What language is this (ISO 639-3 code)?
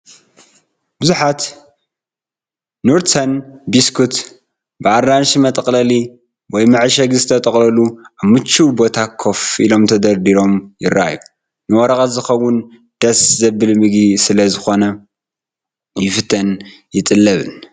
tir